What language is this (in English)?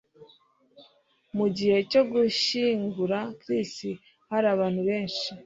Kinyarwanda